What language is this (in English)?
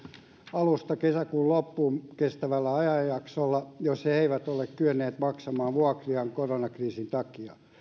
Finnish